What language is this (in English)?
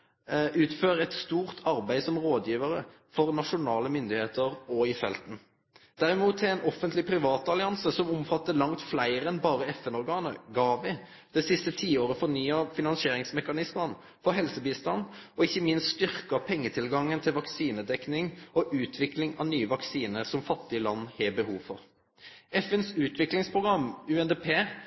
Norwegian Nynorsk